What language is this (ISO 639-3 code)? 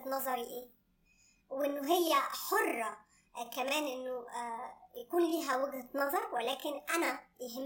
ara